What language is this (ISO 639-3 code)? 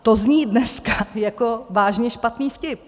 ces